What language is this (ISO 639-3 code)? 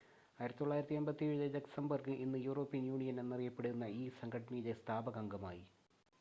mal